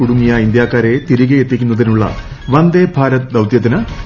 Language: Malayalam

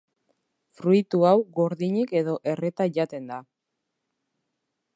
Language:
Basque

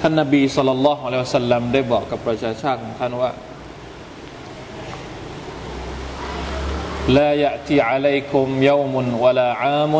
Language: Thai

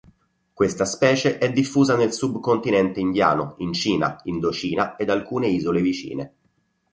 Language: Italian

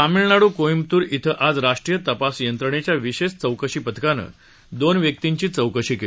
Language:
Marathi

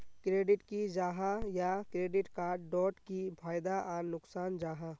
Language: Magahi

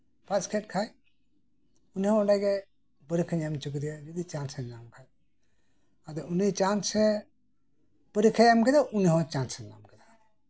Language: Santali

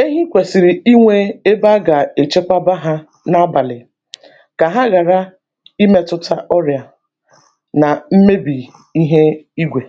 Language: Igbo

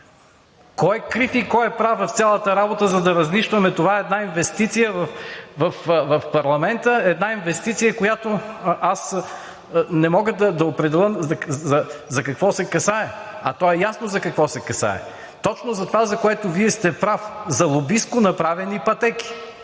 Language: Bulgarian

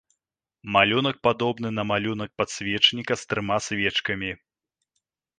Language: Belarusian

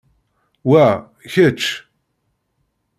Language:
Kabyle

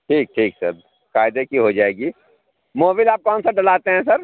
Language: Urdu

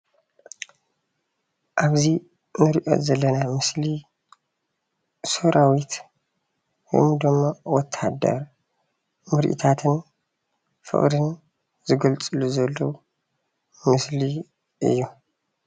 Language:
Tigrinya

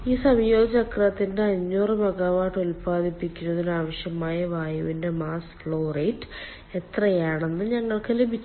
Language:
Malayalam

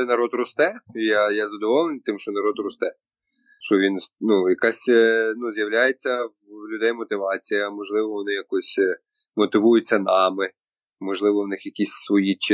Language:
Ukrainian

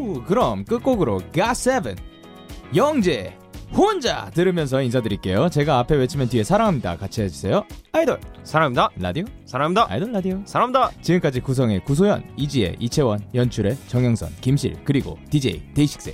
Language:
Korean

